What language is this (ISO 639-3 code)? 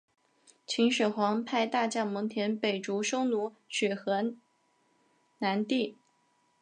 zho